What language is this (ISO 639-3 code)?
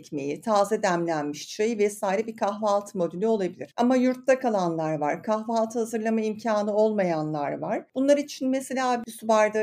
tur